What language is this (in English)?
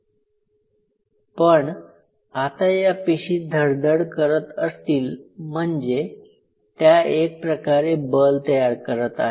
Marathi